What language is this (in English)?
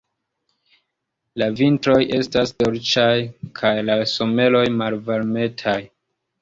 Esperanto